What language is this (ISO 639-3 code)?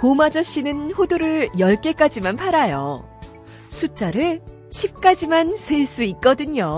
kor